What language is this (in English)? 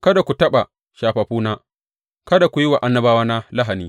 Hausa